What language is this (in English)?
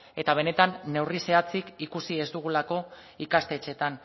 Basque